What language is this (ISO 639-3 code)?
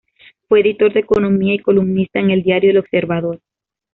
spa